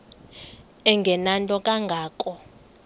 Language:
Xhosa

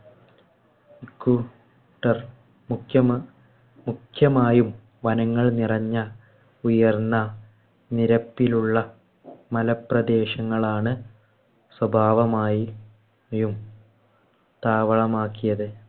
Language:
Malayalam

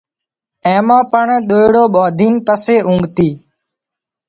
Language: Wadiyara Koli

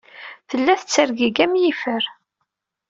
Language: Kabyle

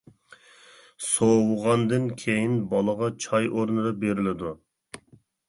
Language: Uyghur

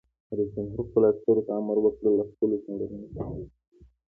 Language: Pashto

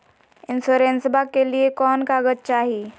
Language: Magahi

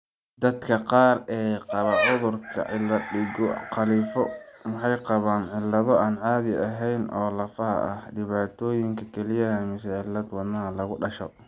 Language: Somali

